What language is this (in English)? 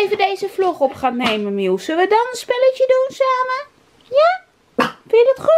Dutch